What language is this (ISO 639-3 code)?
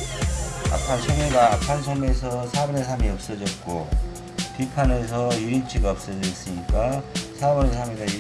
kor